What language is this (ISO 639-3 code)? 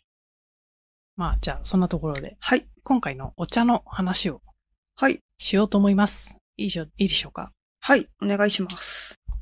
jpn